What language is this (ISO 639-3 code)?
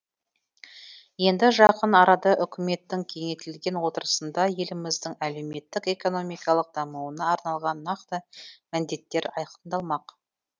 kaz